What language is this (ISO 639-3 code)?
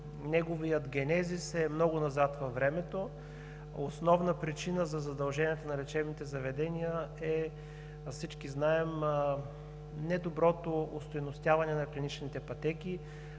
bul